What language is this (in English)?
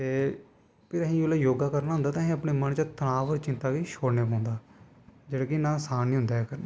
Dogri